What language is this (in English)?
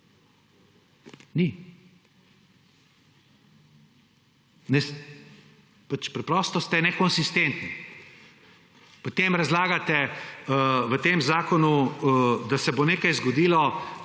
Slovenian